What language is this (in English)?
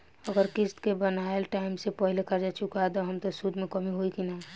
Bhojpuri